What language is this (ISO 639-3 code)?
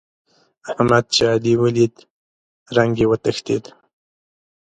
pus